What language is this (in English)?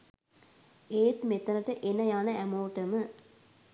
Sinhala